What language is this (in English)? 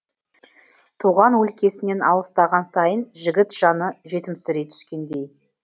Kazakh